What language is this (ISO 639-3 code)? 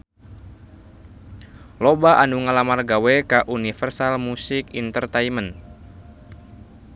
sun